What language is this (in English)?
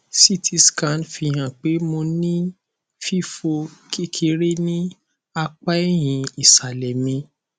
Yoruba